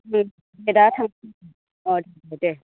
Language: Bodo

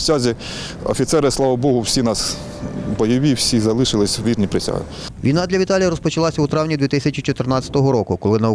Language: Ukrainian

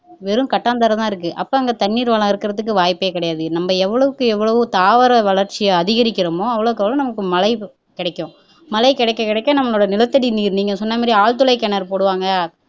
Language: Tamil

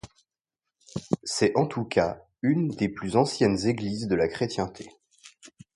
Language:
French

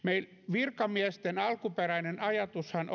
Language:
Finnish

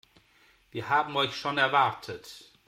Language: German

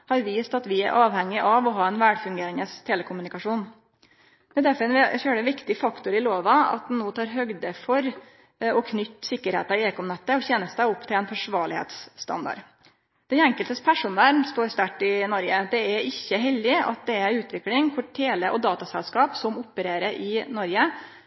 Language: Norwegian Nynorsk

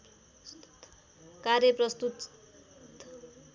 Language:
Nepali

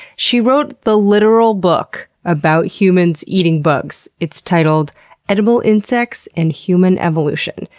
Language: English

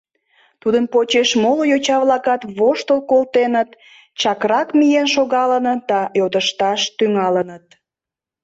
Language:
Mari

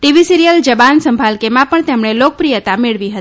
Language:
Gujarati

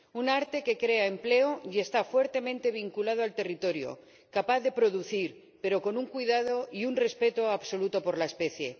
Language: Spanish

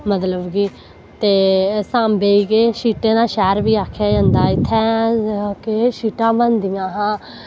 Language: Dogri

